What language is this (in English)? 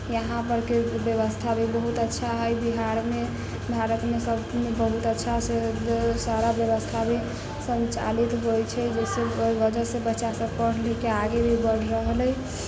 Maithili